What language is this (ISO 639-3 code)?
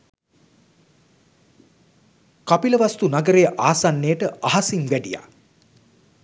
sin